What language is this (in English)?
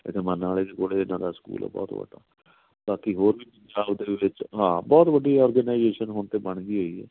Punjabi